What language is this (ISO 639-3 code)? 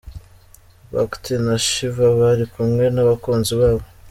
kin